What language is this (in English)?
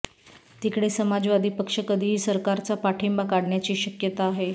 Marathi